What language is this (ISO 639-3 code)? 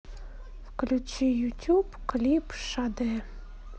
rus